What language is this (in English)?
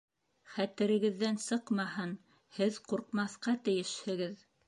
Bashkir